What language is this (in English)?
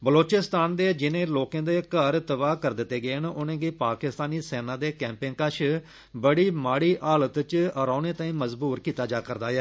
Dogri